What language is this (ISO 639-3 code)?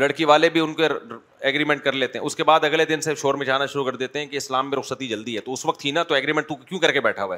urd